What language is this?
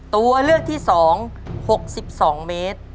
Thai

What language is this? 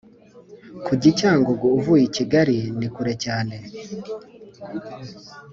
Kinyarwanda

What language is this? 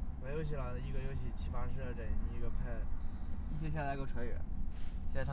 Chinese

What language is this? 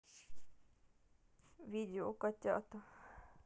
Russian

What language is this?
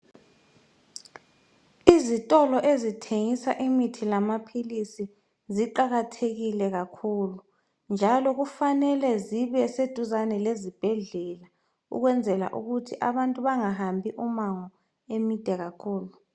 North Ndebele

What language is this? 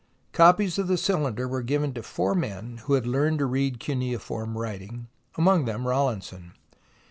English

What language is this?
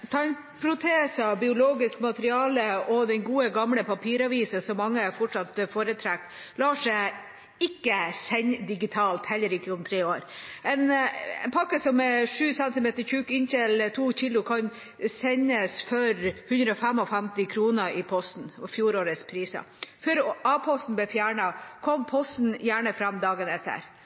Norwegian Bokmål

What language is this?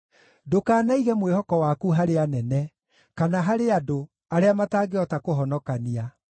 Kikuyu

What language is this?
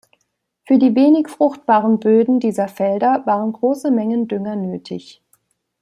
German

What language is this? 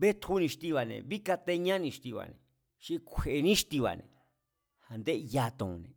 Mazatlán Mazatec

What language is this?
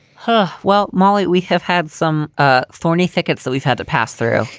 English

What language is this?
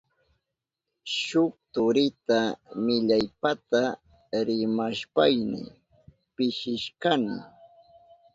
Southern Pastaza Quechua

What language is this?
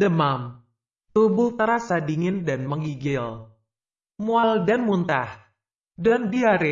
Indonesian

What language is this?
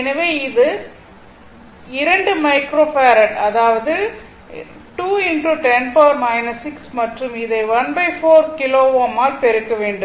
Tamil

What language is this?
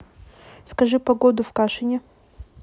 Russian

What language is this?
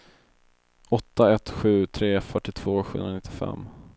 Swedish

